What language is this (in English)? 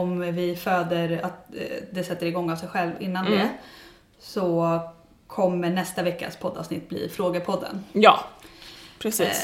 Swedish